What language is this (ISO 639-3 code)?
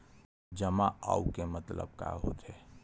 hne